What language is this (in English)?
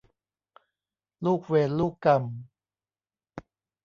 Thai